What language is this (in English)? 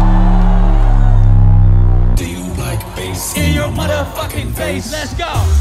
English